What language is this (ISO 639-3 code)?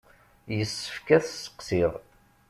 kab